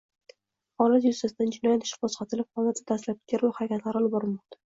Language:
Uzbek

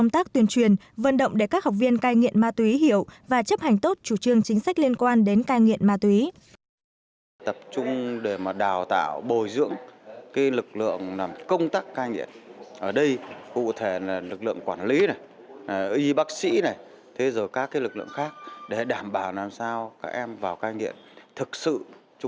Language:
Vietnamese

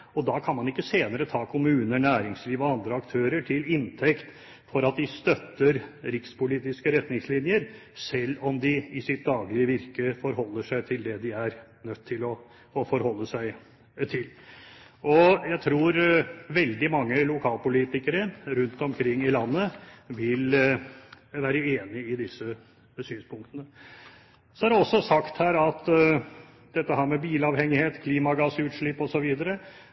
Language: Norwegian Bokmål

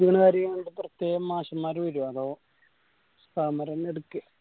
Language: Malayalam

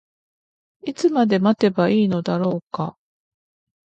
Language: Japanese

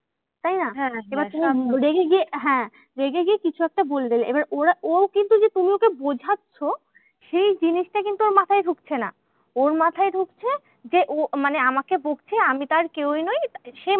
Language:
Bangla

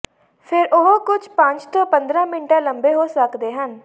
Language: Punjabi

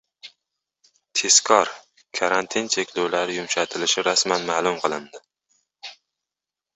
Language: Uzbek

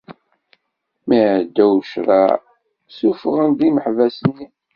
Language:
Kabyle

